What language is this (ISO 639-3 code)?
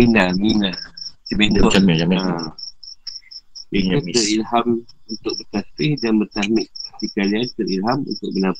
msa